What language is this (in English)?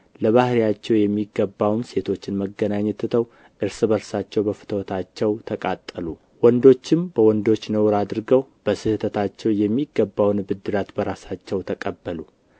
Amharic